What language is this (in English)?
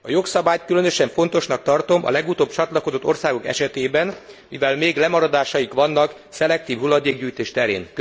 Hungarian